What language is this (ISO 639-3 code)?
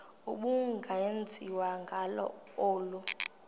xho